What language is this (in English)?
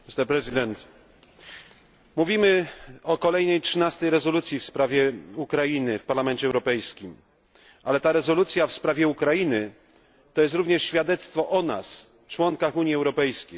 Polish